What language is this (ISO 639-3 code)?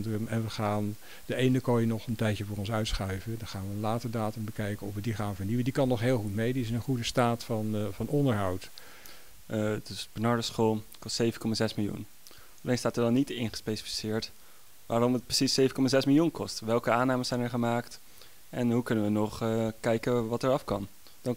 nld